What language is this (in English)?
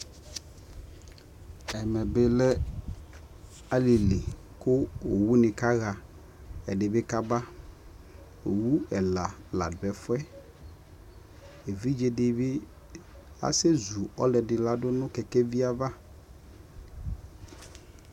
Ikposo